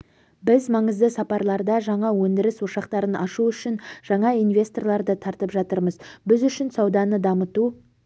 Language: Kazakh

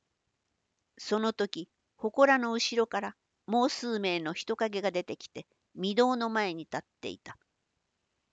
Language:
Japanese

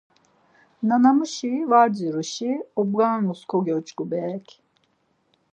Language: Laz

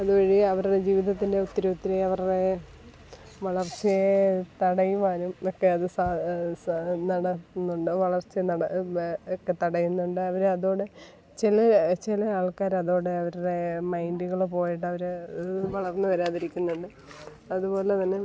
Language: Malayalam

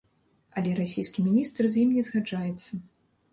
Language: Belarusian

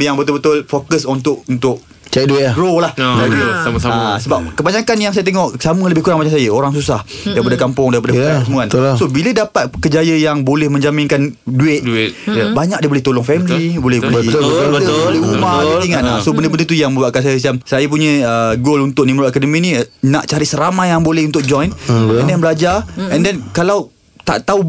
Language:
Malay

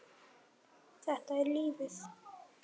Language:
Icelandic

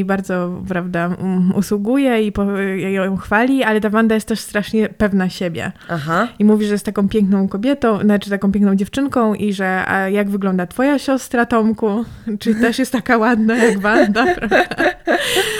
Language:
Polish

